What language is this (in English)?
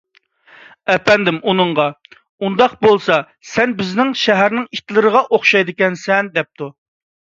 Uyghur